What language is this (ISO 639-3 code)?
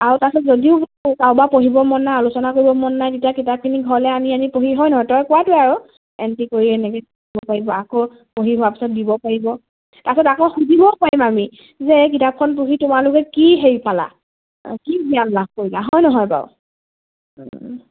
asm